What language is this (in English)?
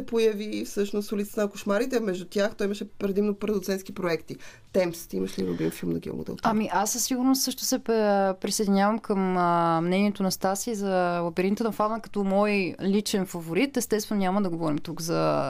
Bulgarian